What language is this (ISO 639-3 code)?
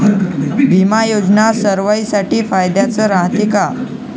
mar